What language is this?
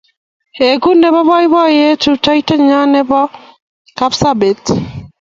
Kalenjin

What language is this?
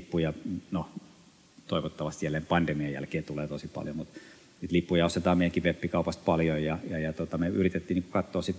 Finnish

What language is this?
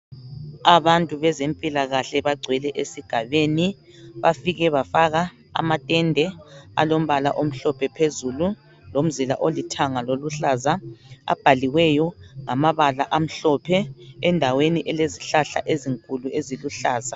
North Ndebele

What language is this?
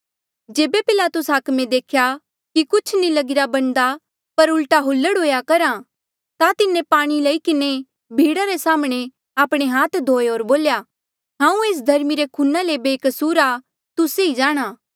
Mandeali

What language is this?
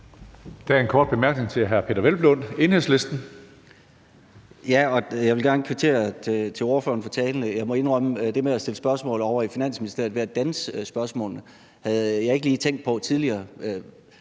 Danish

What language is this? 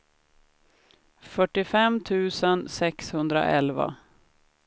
Swedish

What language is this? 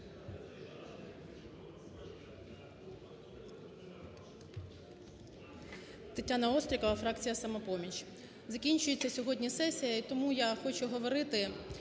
Ukrainian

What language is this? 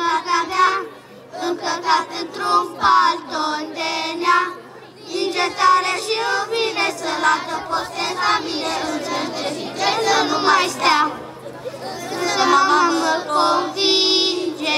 Romanian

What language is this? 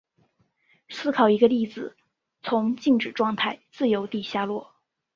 Chinese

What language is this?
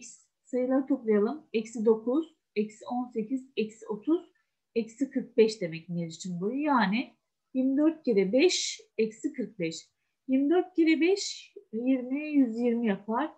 Turkish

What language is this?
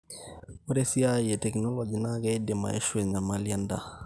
Masai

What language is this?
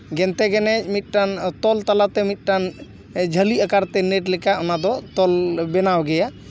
Santali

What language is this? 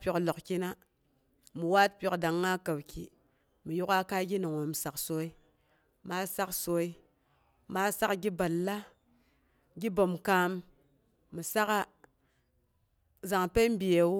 Boghom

